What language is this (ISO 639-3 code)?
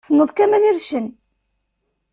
kab